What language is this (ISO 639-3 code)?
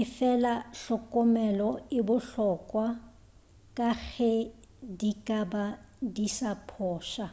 nso